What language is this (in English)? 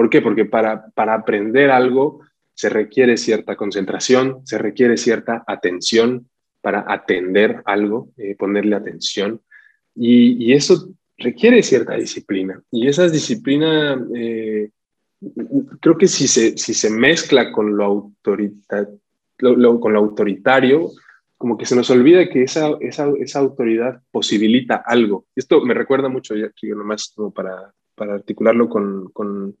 Spanish